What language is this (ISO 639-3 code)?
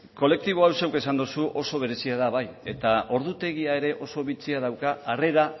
eus